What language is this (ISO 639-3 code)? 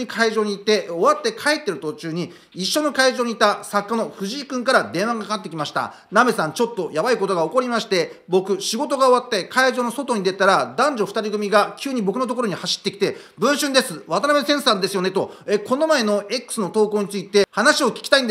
jpn